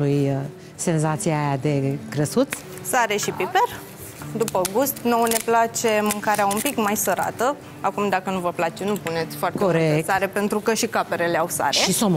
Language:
Romanian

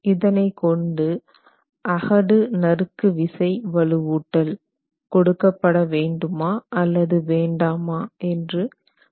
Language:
Tamil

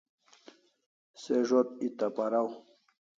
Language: Kalasha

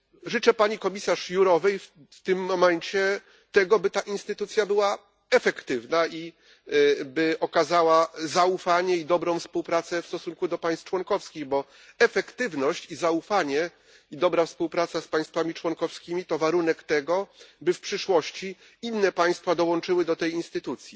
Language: Polish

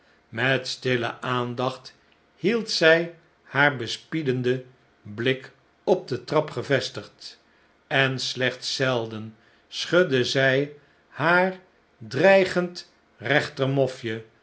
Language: Dutch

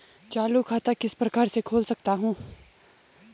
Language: Hindi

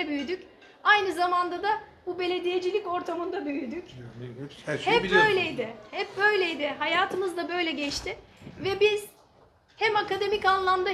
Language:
Turkish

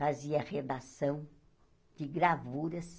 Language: Portuguese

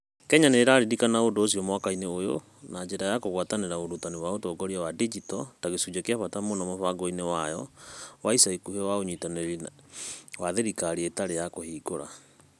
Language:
Kikuyu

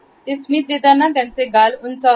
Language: Marathi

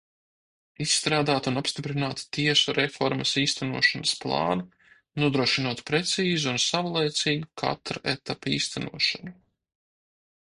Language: Latvian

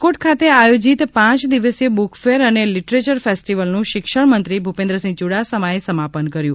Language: Gujarati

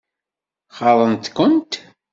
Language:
Kabyle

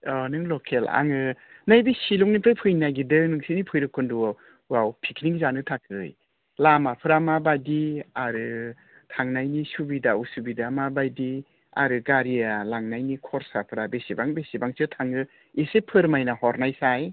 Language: Bodo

